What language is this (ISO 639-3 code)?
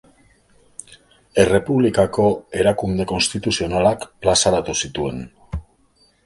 eus